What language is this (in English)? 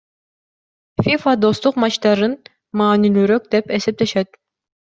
Kyrgyz